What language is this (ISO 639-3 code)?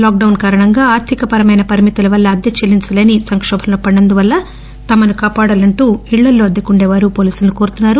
tel